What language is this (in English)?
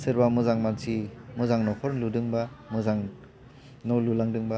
Bodo